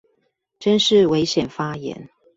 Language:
Chinese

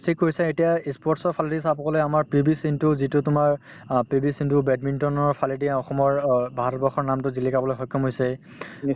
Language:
Assamese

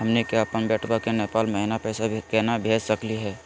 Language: Magahi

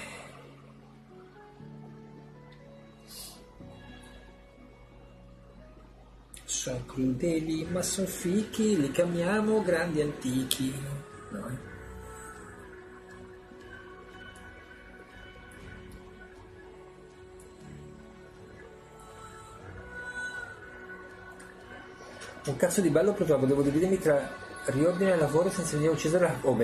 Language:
Italian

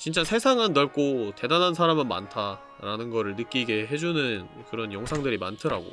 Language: Korean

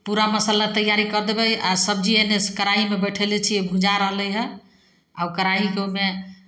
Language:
Maithili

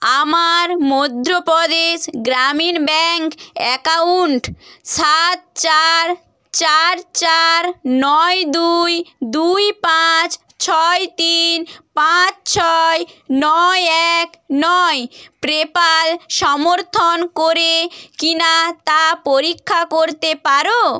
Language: Bangla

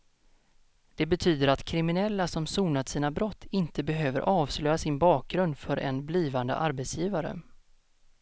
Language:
Swedish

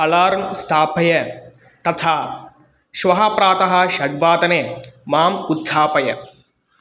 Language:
Sanskrit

